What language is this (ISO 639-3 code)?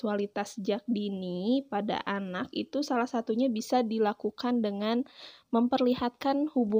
ind